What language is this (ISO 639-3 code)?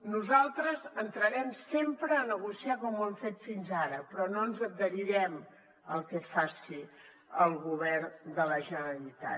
cat